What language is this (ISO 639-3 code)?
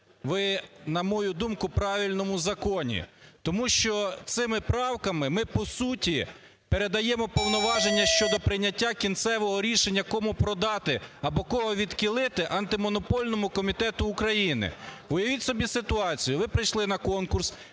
ukr